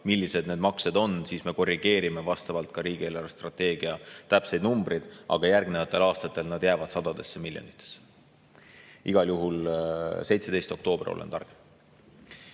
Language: Estonian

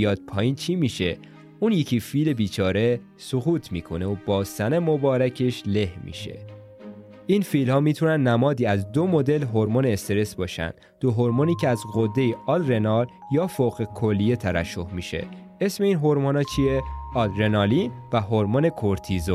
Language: Persian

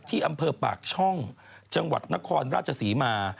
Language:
Thai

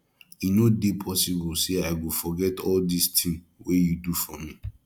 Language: Nigerian Pidgin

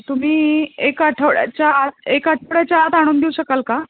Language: Marathi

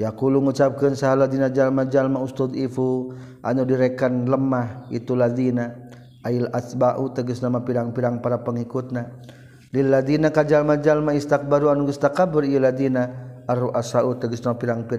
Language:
Malay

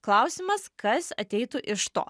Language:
Lithuanian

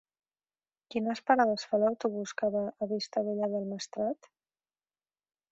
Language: Catalan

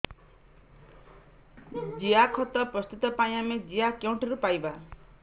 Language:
Odia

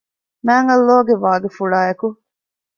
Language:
Divehi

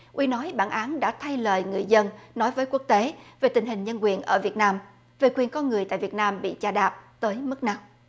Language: Vietnamese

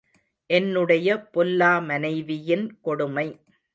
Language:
Tamil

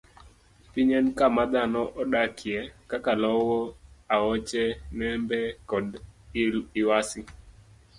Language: Luo (Kenya and Tanzania)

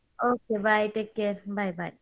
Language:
Kannada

